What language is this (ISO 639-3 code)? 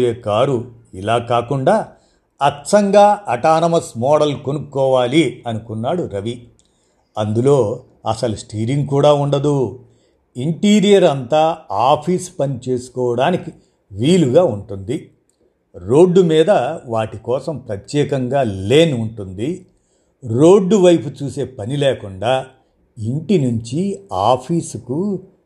tel